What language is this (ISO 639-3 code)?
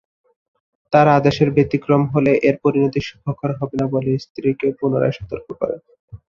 ben